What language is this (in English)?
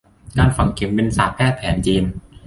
Thai